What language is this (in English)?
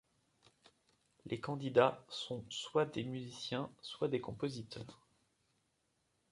French